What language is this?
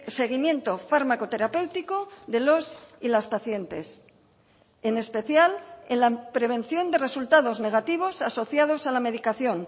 Spanish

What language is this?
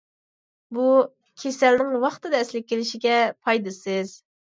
Uyghur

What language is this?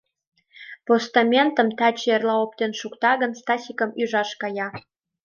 Mari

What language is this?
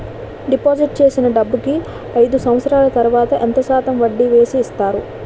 Telugu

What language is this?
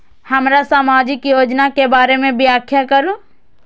Maithili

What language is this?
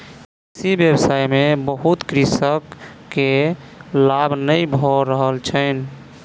Maithili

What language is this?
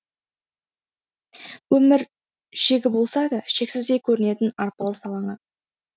Kazakh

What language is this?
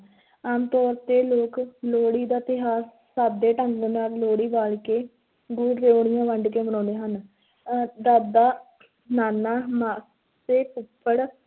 Punjabi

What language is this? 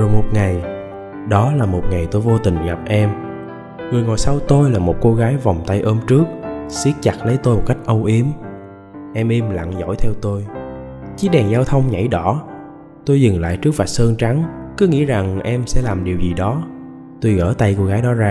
Vietnamese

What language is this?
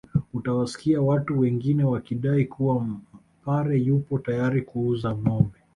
Swahili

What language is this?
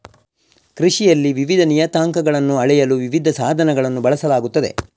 Kannada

